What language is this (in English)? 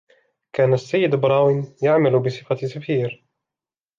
Arabic